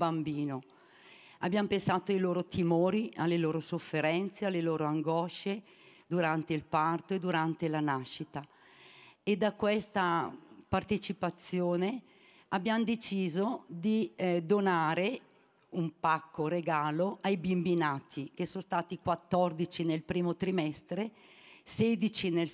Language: Italian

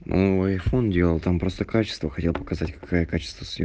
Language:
Russian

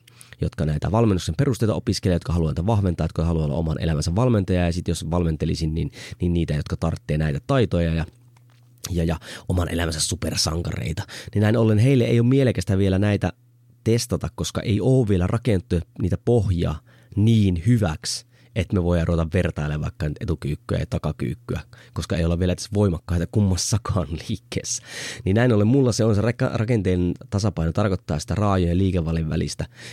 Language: Finnish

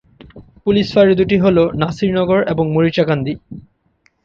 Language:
Bangla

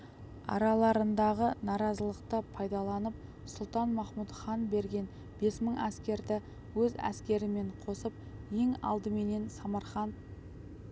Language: Kazakh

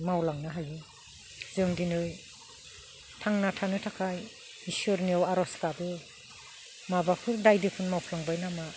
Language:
Bodo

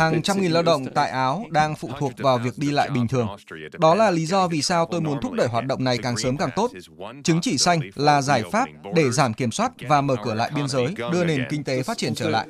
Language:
Vietnamese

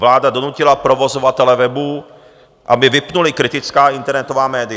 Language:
Czech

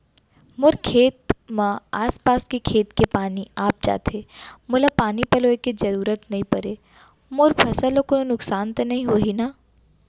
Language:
Chhattisgarhi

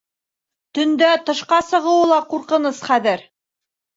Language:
Bashkir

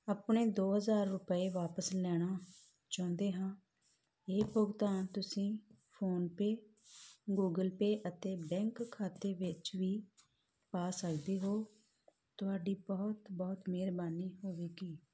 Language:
Punjabi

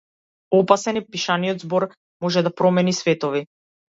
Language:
Macedonian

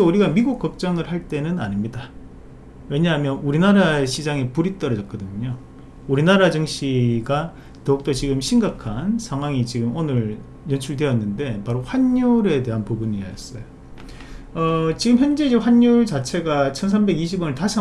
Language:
Korean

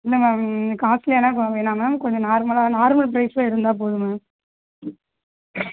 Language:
Tamil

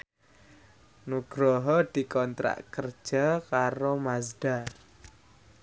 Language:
Javanese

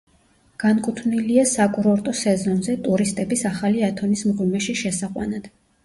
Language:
Georgian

